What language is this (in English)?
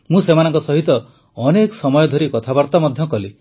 Odia